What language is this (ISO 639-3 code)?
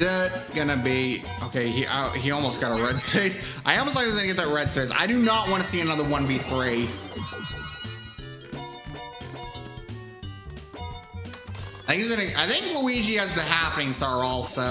eng